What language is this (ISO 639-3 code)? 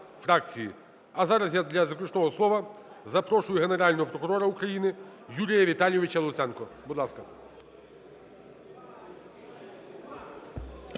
ukr